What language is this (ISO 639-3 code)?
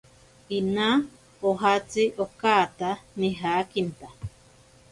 prq